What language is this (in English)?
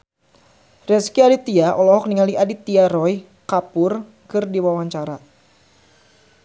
Sundanese